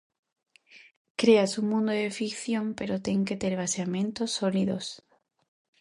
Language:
Galician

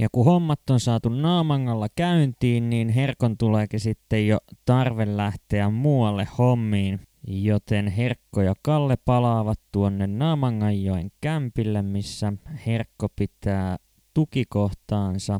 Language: Finnish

